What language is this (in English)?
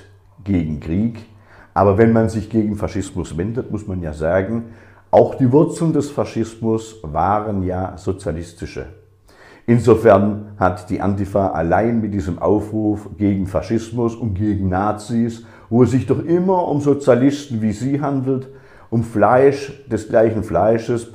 German